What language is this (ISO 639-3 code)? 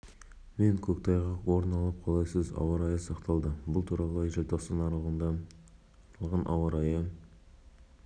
kaz